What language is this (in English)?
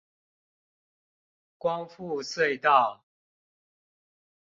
Chinese